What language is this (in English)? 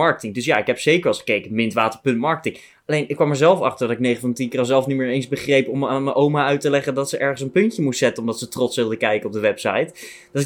Dutch